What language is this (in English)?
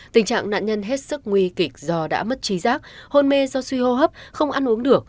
Vietnamese